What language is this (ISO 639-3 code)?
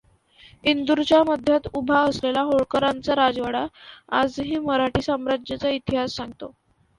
mar